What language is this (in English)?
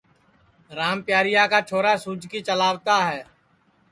Sansi